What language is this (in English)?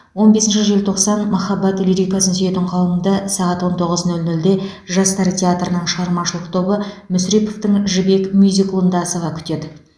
Kazakh